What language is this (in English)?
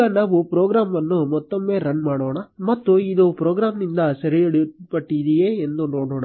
Kannada